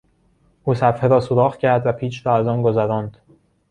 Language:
Persian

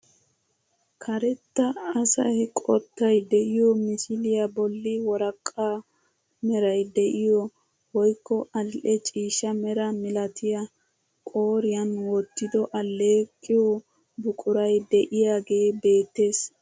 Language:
Wolaytta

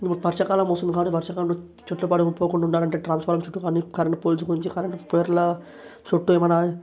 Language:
Telugu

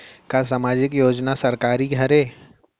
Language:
Chhattisgarhi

